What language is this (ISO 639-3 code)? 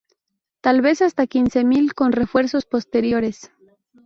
spa